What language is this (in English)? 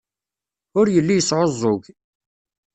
Kabyle